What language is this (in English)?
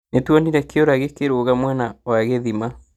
Kikuyu